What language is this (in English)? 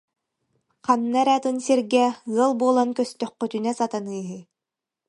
Yakut